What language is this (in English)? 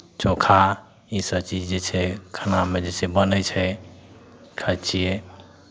Maithili